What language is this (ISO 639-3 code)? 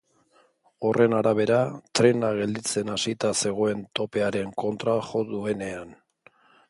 eus